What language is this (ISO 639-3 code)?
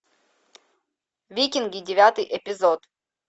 rus